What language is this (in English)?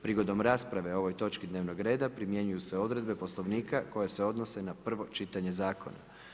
Croatian